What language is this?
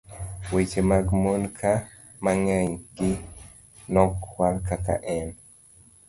Luo (Kenya and Tanzania)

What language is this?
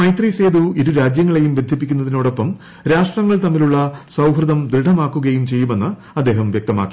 Malayalam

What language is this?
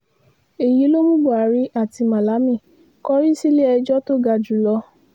Yoruba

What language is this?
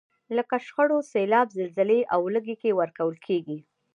Pashto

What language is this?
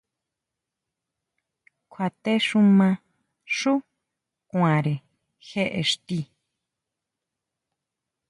Huautla Mazatec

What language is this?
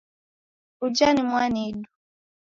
Taita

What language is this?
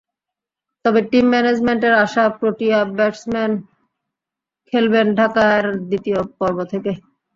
Bangla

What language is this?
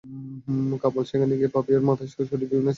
Bangla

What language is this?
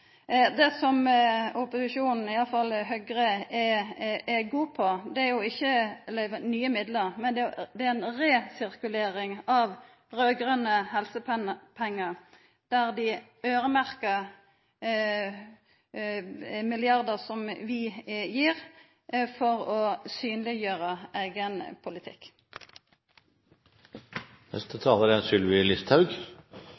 Norwegian Nynorsk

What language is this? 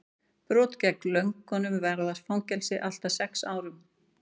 Icelandic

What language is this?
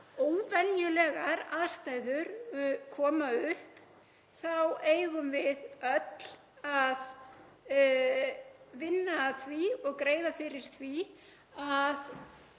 Icelandic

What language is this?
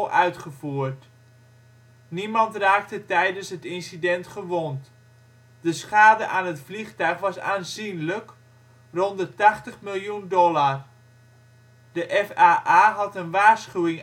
Dutch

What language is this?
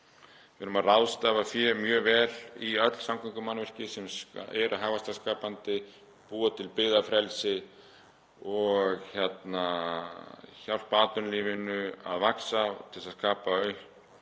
Icelandic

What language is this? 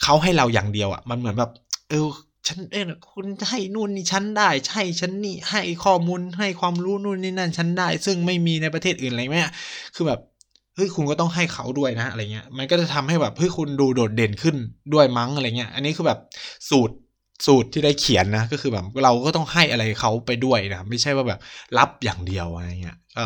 Thai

